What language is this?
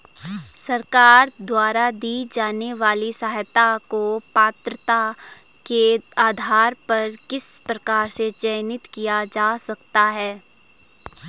Hindi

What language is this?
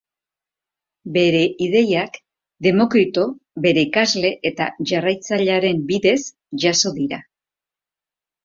Basque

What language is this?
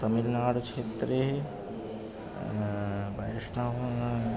Sanskrit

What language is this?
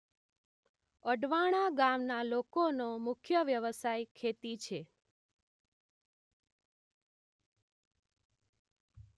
Gujarati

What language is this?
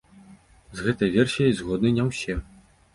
Belarusian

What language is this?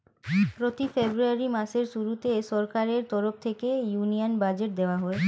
Bangla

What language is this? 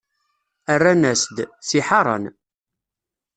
Kabyle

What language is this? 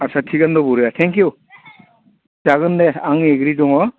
Bodo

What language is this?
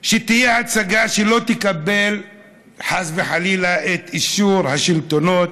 Hebrew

